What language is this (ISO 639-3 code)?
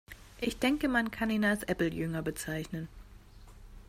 deu